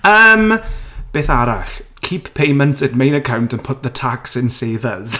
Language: Welsh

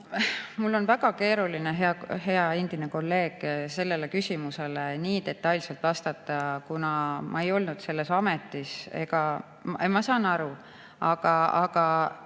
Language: Estonian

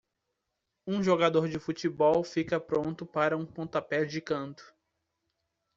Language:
Portuguese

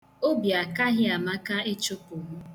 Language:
Igbo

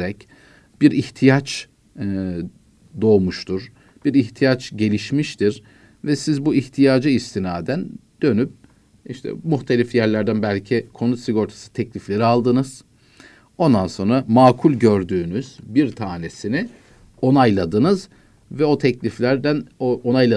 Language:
Turkish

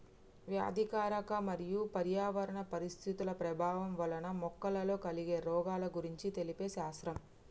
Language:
Telugu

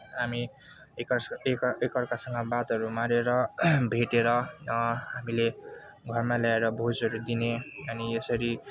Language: Nepali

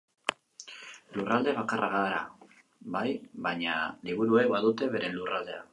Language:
Basque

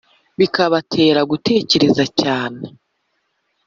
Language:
Kinyarwanda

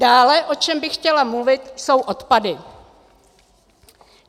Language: Czech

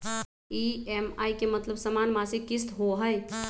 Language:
Magahi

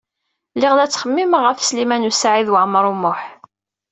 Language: Kabyle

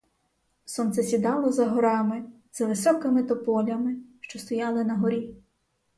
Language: Ukrainian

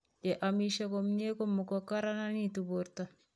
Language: Kalenjin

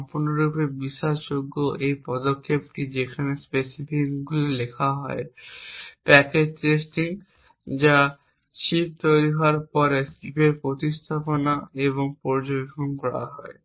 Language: Bangla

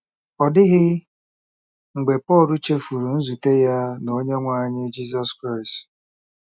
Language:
Igbo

